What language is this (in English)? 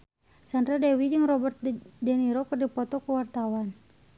Sundanese